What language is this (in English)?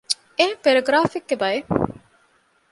Divehi